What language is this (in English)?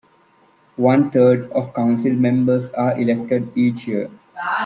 English